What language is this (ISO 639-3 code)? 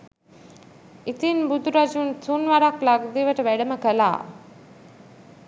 sin